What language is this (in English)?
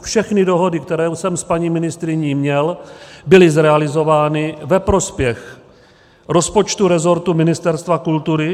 Czech